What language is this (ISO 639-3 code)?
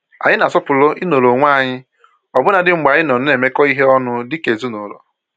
ibo